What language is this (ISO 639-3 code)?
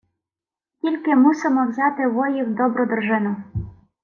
ukr